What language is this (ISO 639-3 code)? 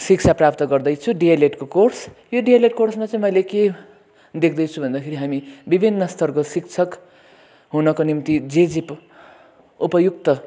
nep